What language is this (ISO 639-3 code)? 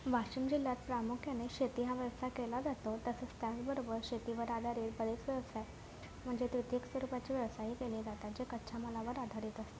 mar